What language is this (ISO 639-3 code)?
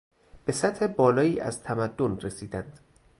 fas